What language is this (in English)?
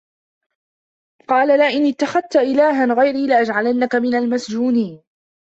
Arabic